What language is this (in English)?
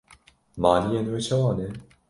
Kurdish